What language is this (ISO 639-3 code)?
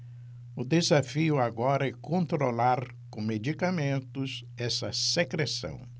por